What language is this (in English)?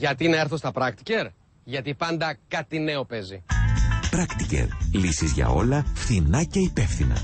Greek